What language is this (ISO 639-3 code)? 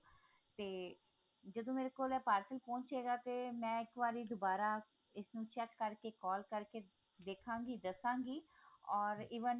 pan